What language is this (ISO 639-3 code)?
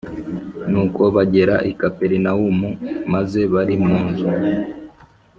kin